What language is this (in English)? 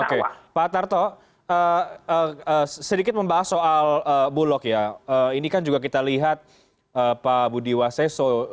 Indonesian